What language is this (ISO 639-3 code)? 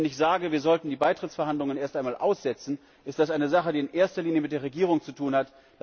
deu